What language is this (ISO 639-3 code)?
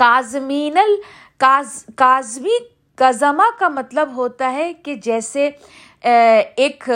urd